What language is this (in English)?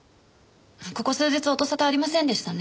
Japanese